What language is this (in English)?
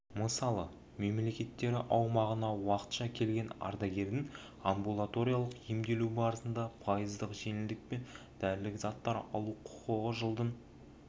Kazakh